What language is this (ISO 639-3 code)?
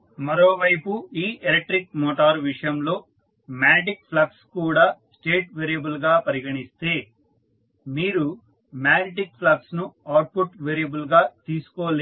tel